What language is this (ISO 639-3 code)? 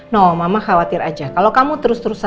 ind